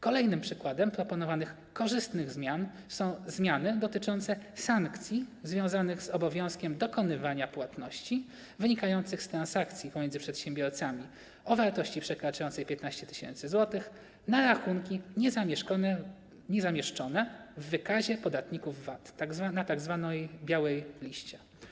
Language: Polish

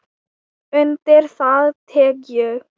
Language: Icelandic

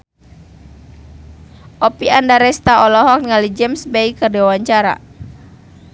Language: Sundanese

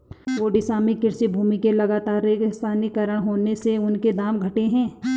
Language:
Hindi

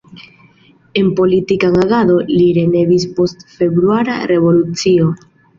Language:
Esperanto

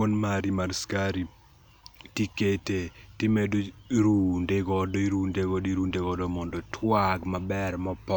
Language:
Luo (Kenya and Tanzania)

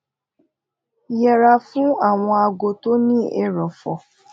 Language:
Yoruba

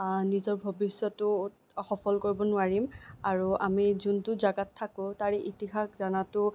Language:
Assamese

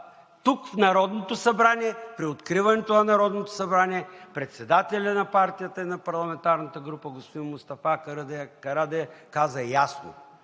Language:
Bulgarian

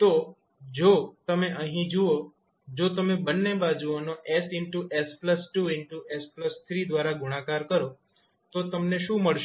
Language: Gujarati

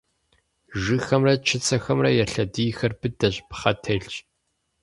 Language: Kabardian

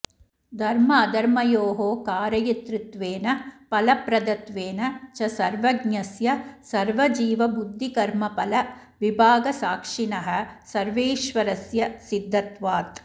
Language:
Sanskrit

